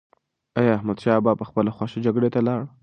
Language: Pashto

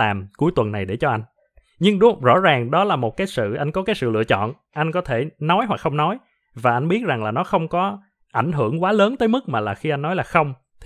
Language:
Vietnamese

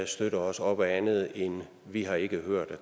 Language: Danish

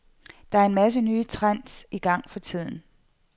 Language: Danish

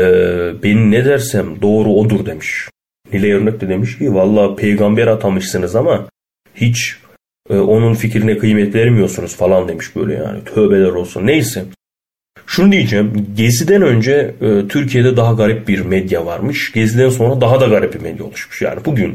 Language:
Turkish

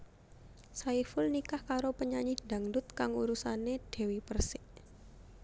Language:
Javanese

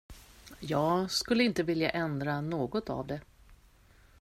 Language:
Swedish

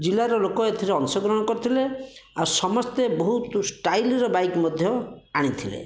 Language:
Odia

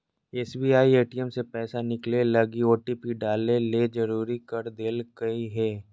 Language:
Magahi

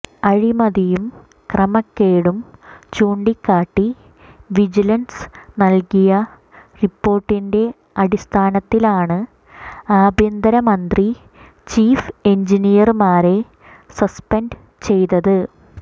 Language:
Malayalam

